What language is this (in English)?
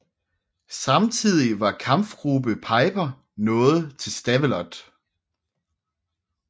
Danish